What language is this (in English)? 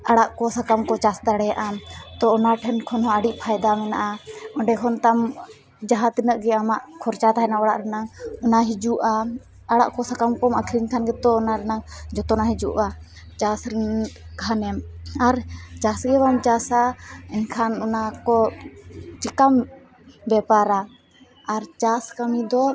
Santali